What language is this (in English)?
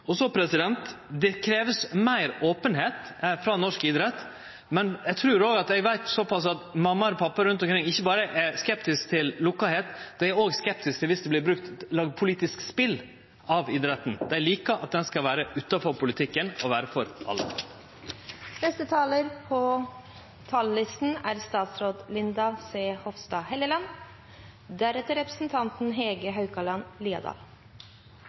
Norwegian